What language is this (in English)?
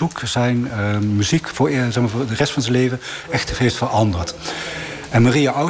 Dutch